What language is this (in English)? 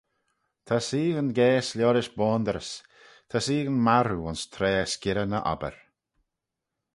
Manx